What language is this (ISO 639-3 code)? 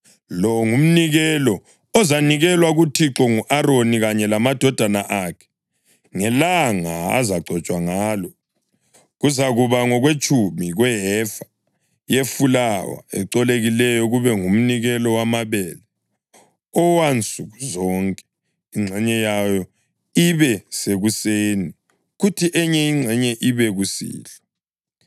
nde